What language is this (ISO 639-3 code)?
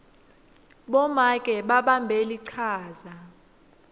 ssw